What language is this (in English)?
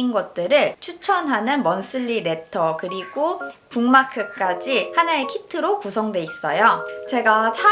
Korean